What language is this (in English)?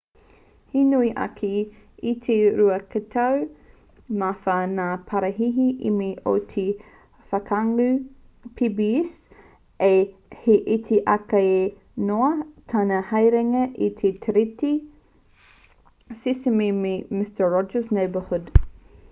Māori